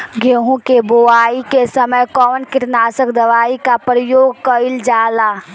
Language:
Bhojpuri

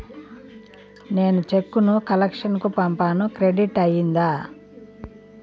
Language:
Telugu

